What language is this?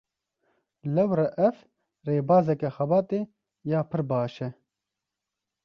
Kurdish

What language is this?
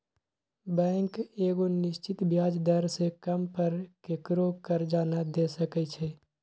Magahi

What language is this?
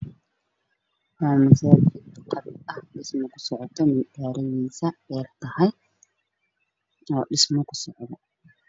Somali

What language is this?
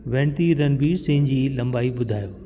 Sindhi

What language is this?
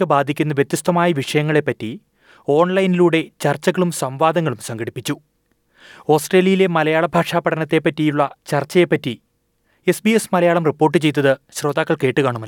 Malayalam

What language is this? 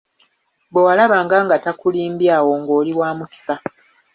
Ganda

